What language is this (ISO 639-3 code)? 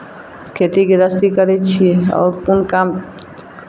mai